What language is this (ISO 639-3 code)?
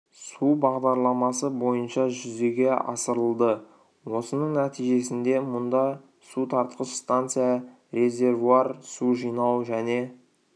kaz